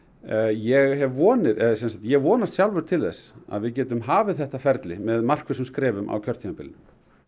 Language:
Icelandic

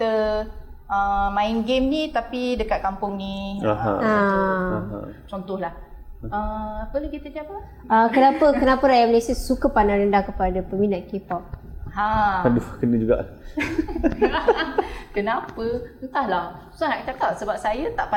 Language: Malay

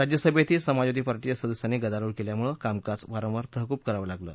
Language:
Marathi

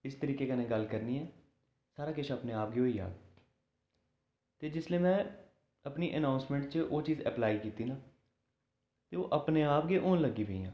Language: Dogri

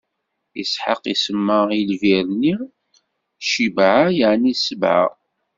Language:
Kabyle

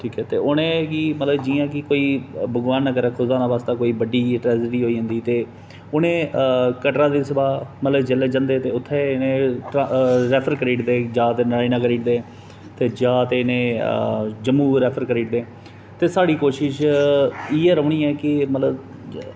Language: Dogri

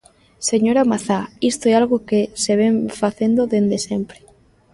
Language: Galician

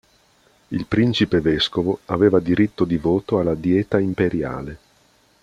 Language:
Italian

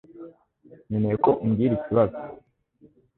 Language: Kinyarwanda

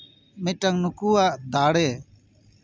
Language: Santali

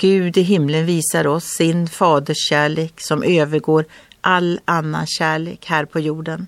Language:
Swedish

